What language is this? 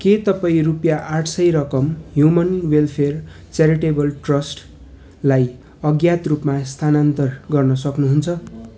Nepali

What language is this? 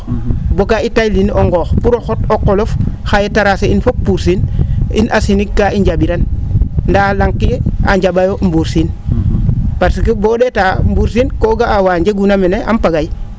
Serer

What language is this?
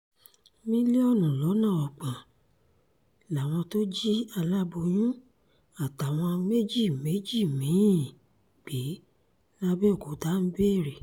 Yoruba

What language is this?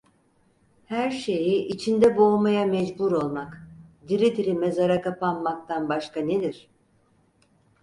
Turkish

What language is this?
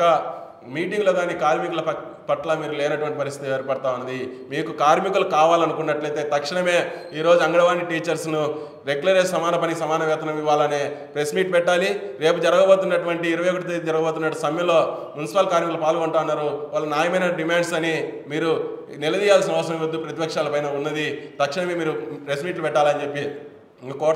Telugu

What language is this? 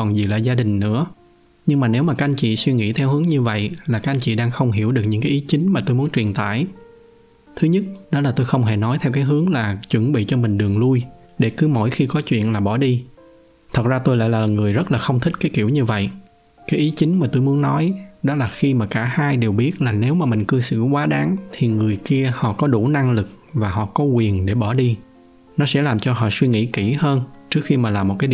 Vietnamese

